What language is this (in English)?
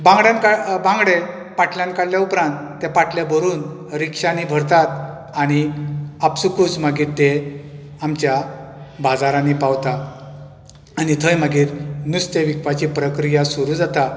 Konkani